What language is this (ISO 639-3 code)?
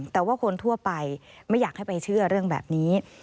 tha